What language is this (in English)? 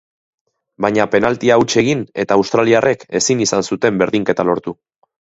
Basque